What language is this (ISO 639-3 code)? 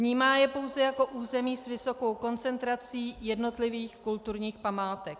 ces